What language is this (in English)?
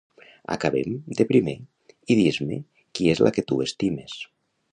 Catalan